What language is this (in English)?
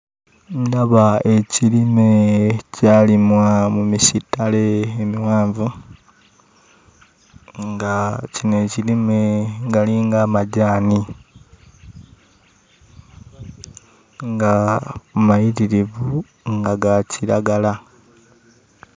Ganda